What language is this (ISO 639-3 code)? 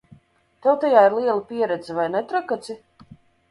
lav